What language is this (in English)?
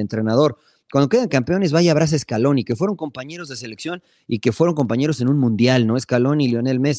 Spanish